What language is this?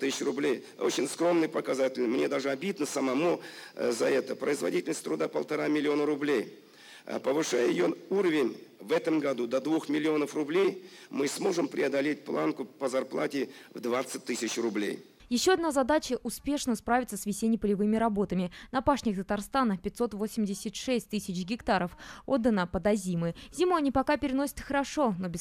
Russian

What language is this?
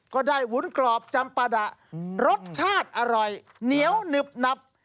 Thai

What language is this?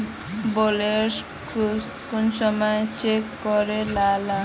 Magahi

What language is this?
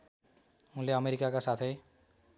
Nepali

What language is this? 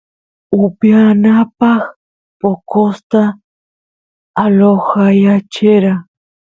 Santiago del Estero Quichua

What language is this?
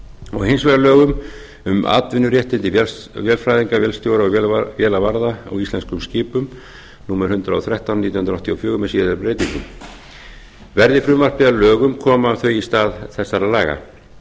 Icelandic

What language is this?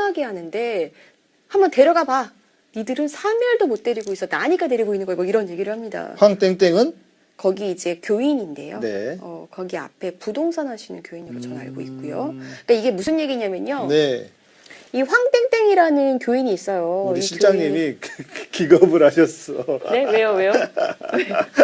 Korean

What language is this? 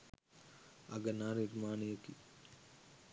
Sinhala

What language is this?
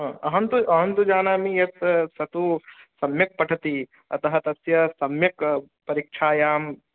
Sanskrit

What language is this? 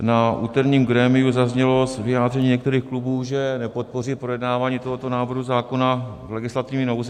Czech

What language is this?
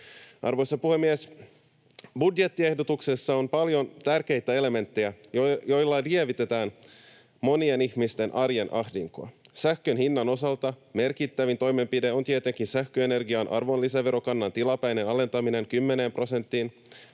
Finnish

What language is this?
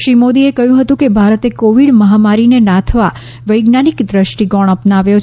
Gujarati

